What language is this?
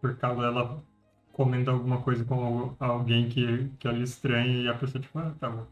Portuguese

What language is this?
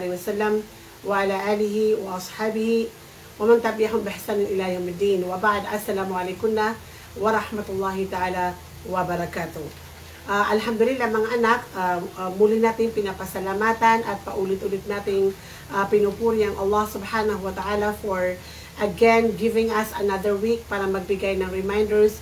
Filipino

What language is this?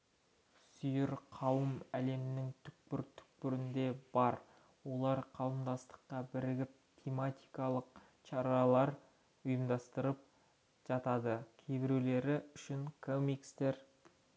Kazakh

